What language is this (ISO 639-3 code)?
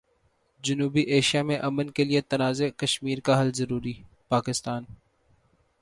urd